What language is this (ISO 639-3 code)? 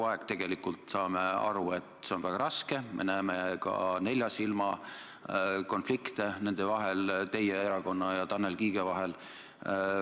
est